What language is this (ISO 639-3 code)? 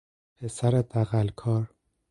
fas